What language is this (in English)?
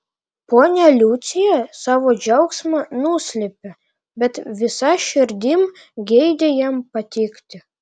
Lithuanian